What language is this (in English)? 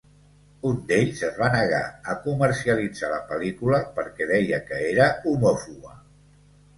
Catalan